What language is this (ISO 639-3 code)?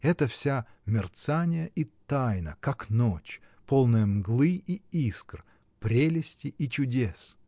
rus